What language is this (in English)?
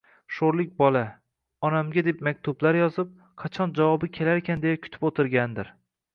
Uzbek